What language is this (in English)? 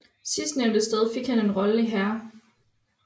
Danish